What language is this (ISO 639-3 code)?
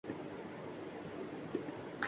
urd